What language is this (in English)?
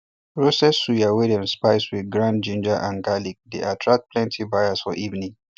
Nigerian Pidgin